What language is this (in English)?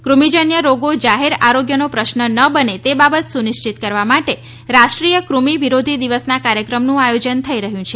Gujarati